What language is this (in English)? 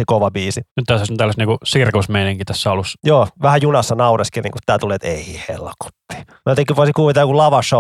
Finnish